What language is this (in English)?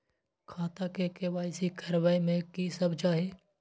Maithili